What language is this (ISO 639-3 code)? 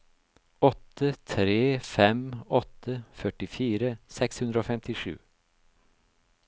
nor